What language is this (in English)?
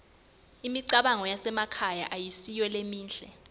Swati